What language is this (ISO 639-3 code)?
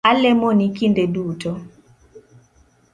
luo